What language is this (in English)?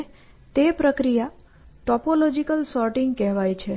Gujarati